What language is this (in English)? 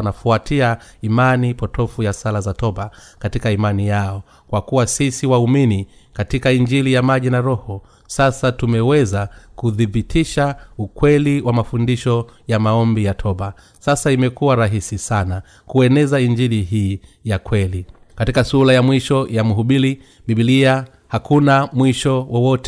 Swahili